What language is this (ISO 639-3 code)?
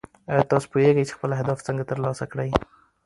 pus